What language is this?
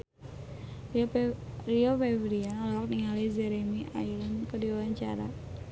Sundanese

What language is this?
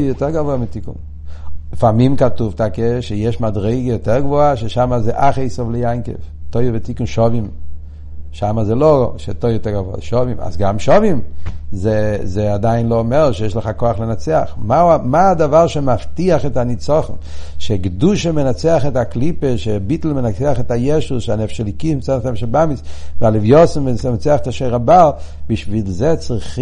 Hebrew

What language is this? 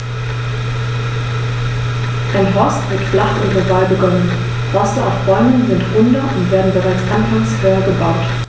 German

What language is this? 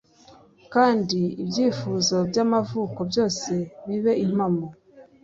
Kinyarwanda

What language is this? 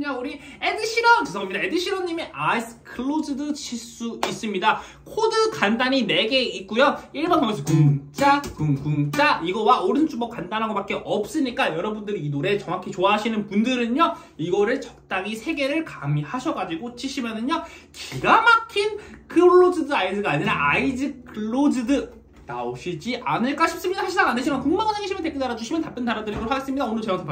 Korean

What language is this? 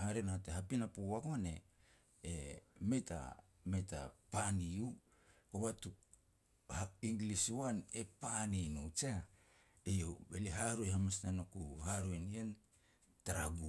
Petats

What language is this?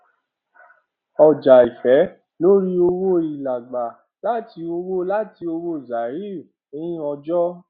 Yoruba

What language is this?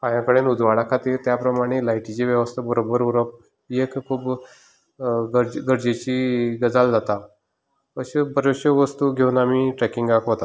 Konkani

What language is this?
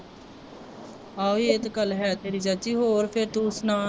Punjabi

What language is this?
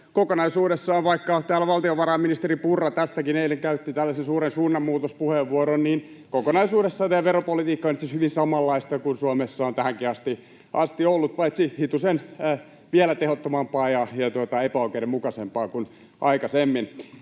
Finnish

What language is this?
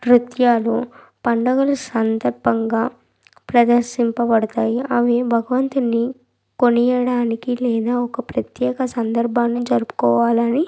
Telugu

